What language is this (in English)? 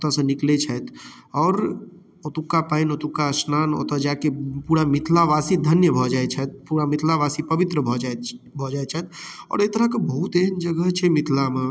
Maithili